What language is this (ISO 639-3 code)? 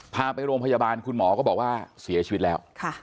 tha